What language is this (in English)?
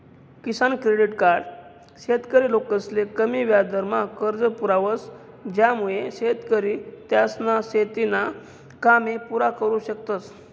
Marathi